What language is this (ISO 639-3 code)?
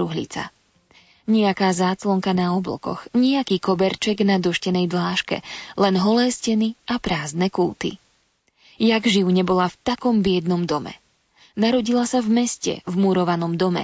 slk